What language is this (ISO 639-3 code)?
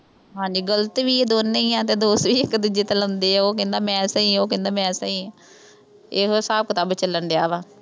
pan